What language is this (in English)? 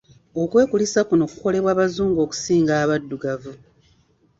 Ganda